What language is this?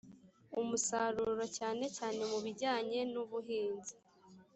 Kinyarwanda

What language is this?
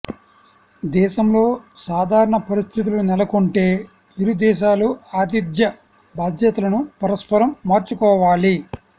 Telugu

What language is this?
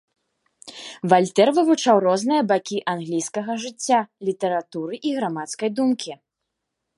Belarusian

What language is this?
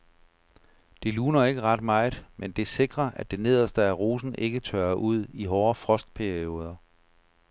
Danish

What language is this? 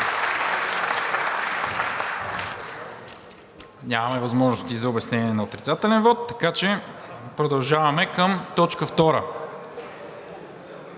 Bulgarian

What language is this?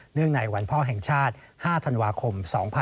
Thai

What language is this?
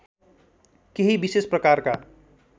Nepali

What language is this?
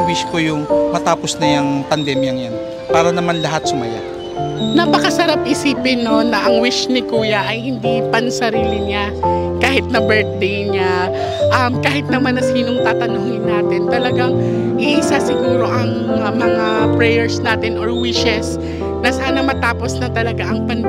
Filipino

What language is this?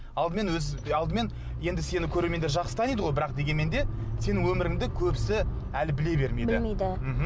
Kazakh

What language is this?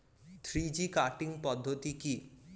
Bangla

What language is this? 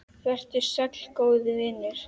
Icelandic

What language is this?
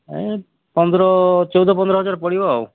Odia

